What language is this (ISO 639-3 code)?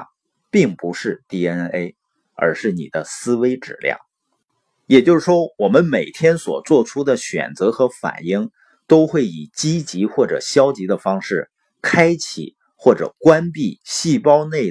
zho